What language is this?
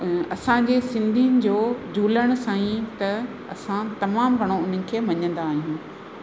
Sindhi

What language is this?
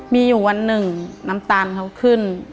Thai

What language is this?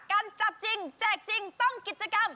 Thai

